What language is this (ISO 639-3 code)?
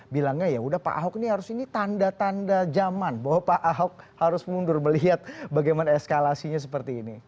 ind